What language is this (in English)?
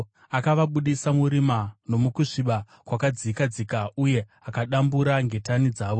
Shona